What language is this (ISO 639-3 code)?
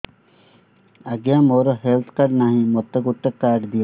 ori